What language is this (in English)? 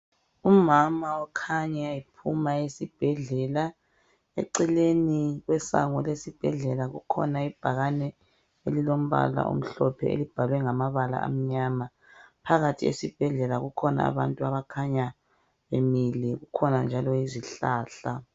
North Ndebele